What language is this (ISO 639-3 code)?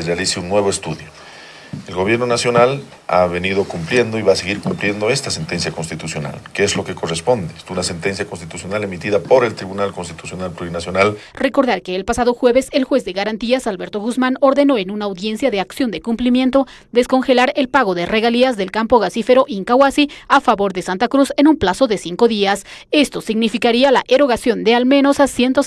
spa